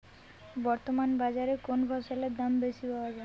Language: Bangla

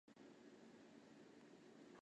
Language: Chinese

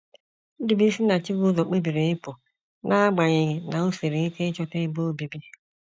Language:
Igbo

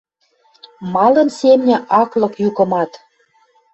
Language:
Western Mari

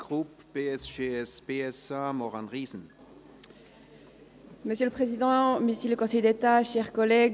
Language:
Swiss German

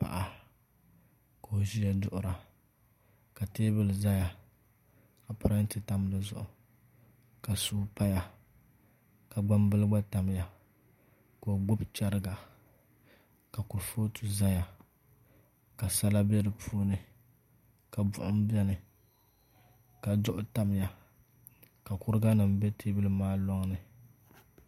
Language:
Dagbani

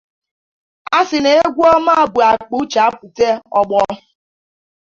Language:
Igbo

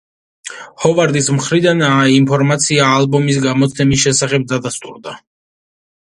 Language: Georgian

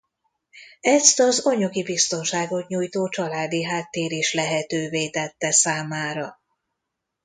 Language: Hungarian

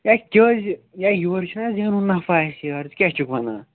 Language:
Kashmiri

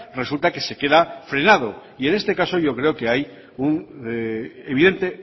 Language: Spanish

